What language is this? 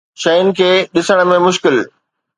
Sindhi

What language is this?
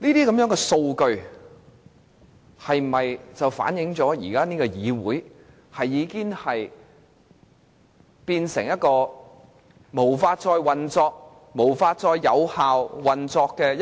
Cantonese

